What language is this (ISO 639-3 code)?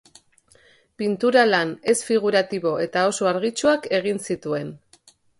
eus